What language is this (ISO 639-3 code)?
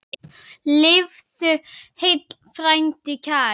isl